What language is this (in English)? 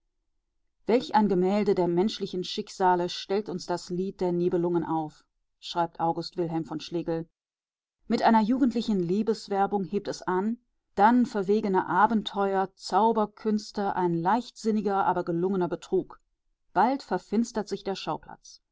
German